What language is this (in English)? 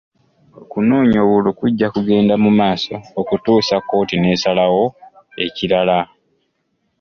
Ganda